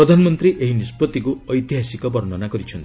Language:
Odia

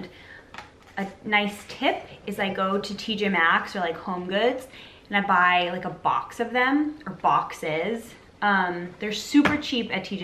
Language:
English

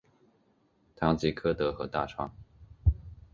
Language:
Chinese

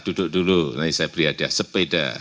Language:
Indonesian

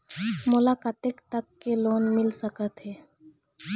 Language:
Chhattisgarhi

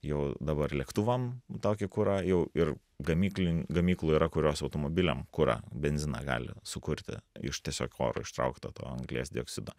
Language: Lithuanian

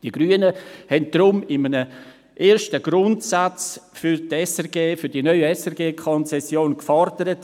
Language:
Swiss German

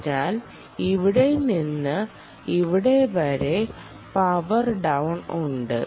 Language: Malayalam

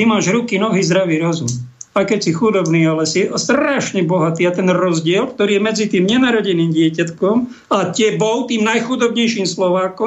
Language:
Slovak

